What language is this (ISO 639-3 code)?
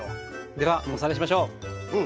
jpn